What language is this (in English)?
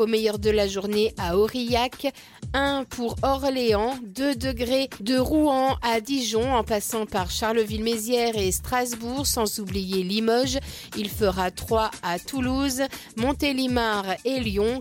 French